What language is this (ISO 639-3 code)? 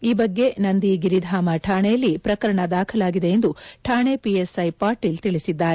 kan